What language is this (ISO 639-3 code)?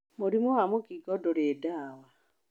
kik